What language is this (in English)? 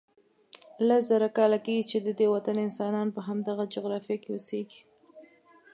Pashto